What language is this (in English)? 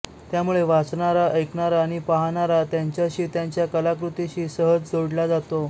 Marathi